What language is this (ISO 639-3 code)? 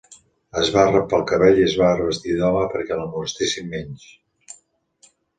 cat